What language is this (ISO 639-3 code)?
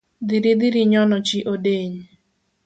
luo